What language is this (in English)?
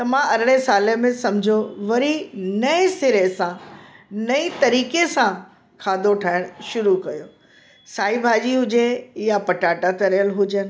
Sindhi